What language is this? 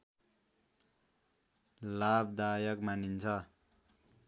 Nepali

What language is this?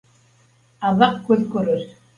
Bashkir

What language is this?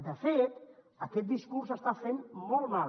Catalan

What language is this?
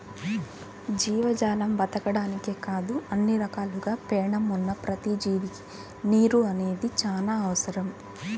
Telugu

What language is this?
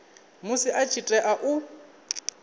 Venda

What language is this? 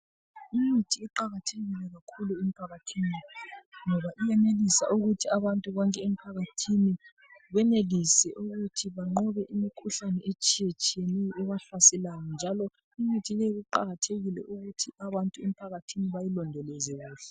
North Ndebele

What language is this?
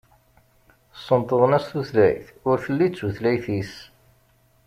Kabyle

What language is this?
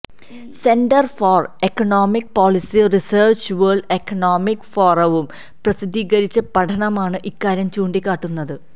Malayalam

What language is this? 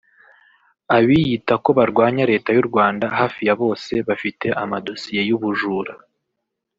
Kinyarwanda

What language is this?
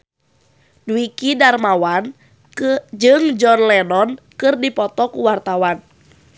Sundanese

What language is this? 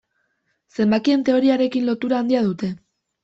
Basque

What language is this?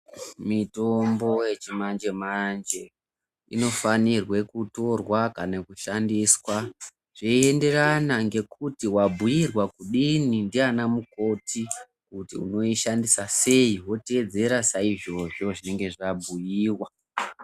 Ndau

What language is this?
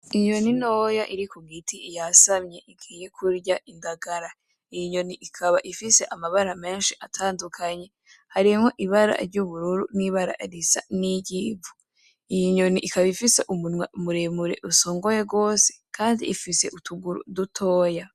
Rundi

